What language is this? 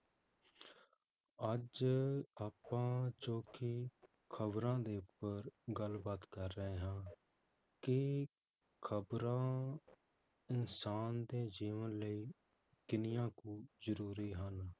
Punjabi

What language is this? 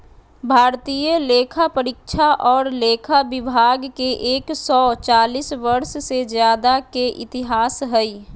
Magahi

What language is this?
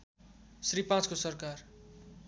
Nepali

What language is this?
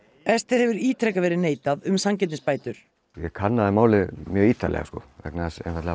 Icelandic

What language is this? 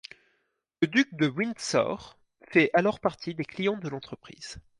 French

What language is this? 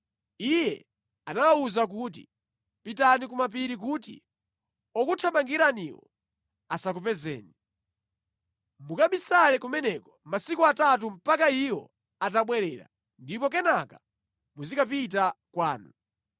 Nyanja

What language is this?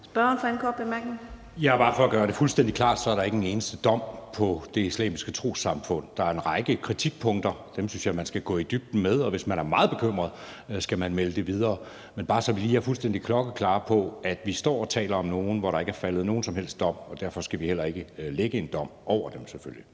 Danish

